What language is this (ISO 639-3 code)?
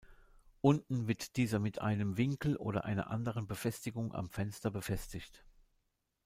deu